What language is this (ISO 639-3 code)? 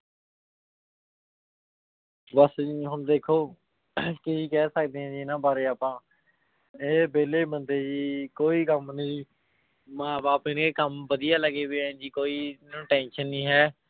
pan